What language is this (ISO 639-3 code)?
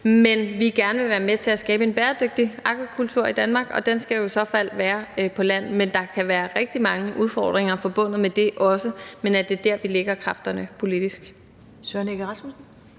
dan